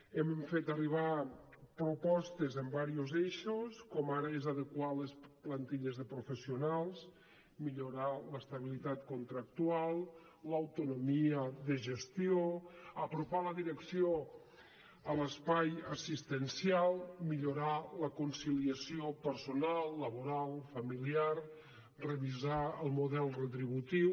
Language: Catalan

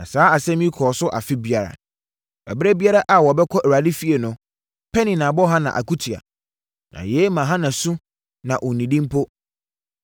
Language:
Akan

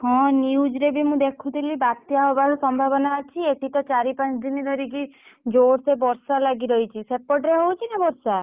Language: Odia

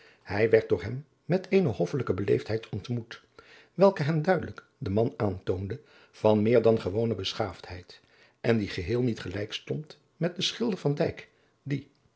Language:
Dutch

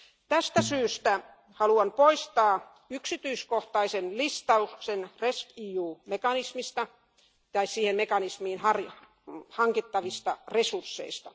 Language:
Finnish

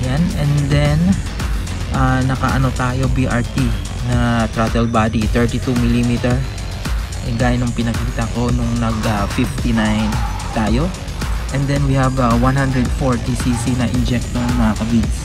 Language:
Filipino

